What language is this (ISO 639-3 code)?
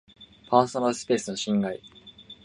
jpn